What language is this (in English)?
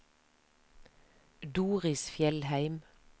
Norwegian